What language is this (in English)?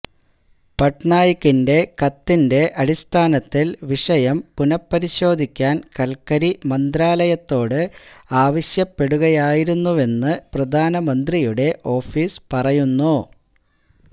Malayalam